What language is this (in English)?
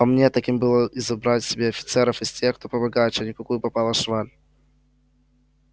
Russian